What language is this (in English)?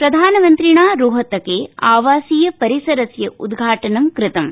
Sanskrit